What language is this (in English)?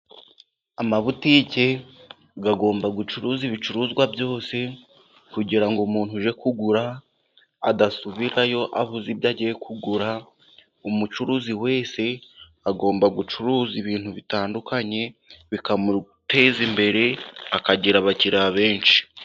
Kinyarwanda